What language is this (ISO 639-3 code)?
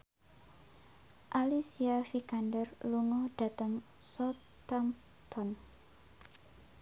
jav